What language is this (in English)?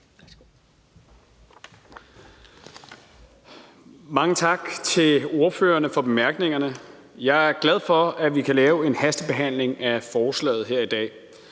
Danish